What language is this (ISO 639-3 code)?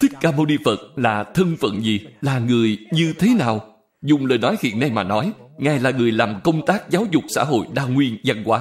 vie